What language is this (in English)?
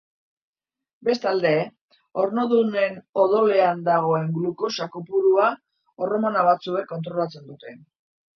Basque